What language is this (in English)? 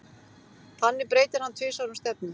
Icelandic